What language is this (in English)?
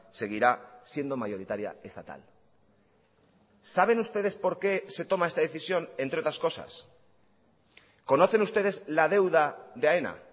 Spanish